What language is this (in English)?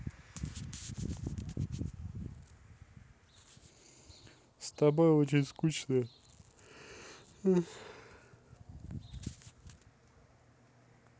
Russian